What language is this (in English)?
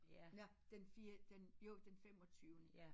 Danish